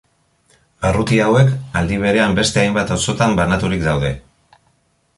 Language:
Basque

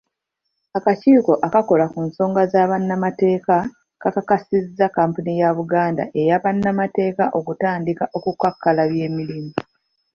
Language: Ganda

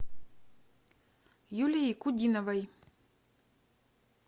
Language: Russian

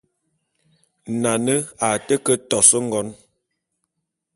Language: Bulu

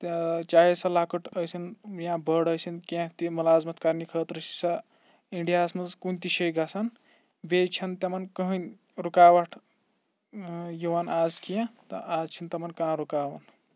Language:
Kashmiri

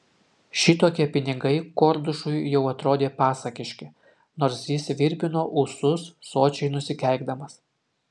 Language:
Lithuanian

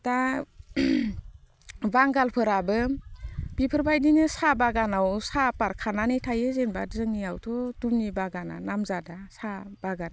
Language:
Bodo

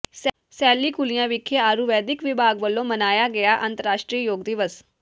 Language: Punjabi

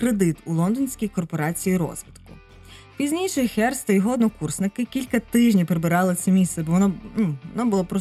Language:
Ukrainian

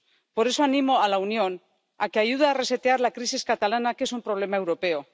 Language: Spanish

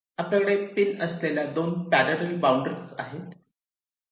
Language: Marathi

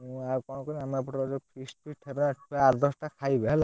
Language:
Odia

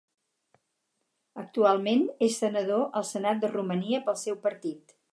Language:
Catalan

